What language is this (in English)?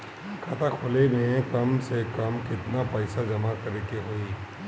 Bhojpuri